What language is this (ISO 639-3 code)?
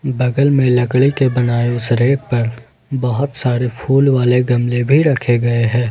hin